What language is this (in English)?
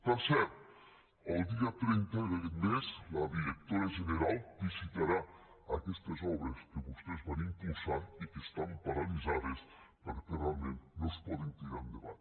Catalan